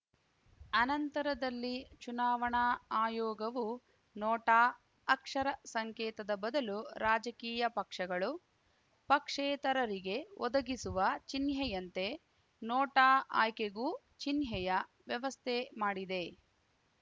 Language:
Kannada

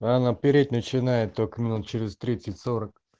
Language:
Russian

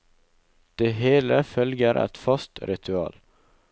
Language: Norwegian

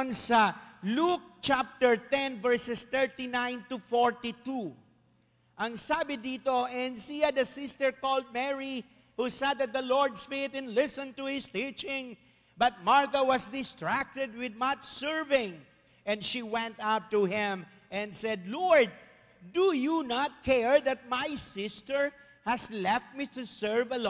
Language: Filipino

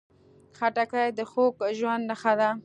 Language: Pashto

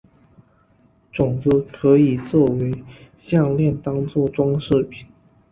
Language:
Chinese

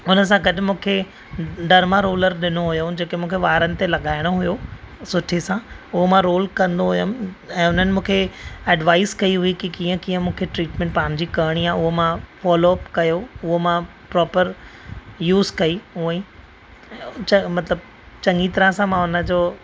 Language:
Sindhi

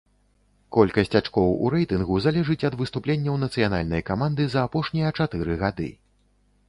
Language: Belarusian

